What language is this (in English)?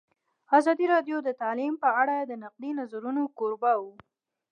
Pashto